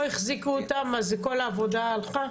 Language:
Hebrew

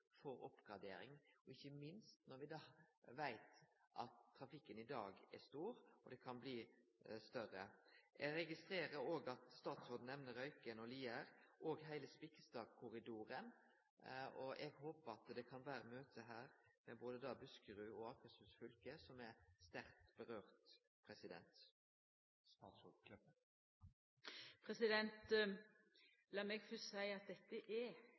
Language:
Norwegian Nynorsk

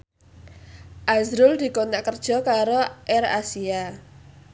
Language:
Javanese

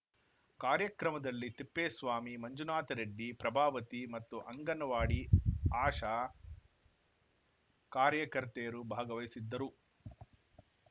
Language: Kannada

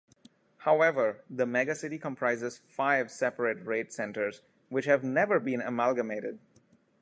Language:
English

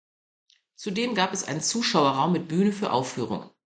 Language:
German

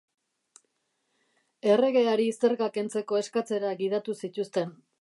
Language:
Basque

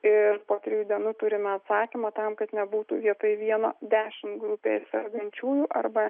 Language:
Lithuanian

